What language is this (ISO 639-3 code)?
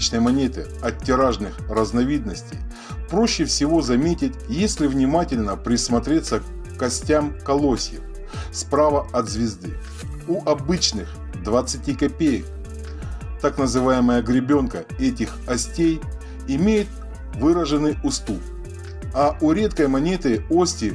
rus